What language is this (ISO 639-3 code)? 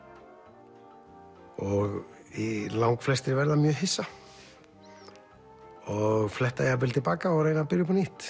isl